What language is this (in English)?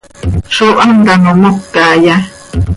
Seri